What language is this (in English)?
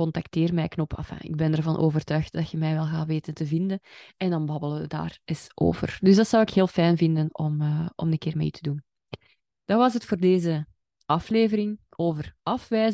Dutch